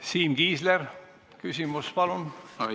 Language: Estonian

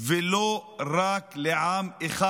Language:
Hebrew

